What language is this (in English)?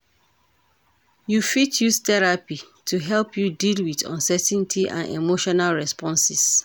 Nigerian Pidgin